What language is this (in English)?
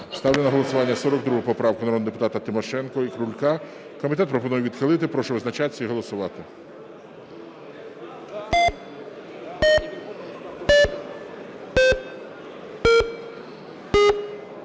Ukrainian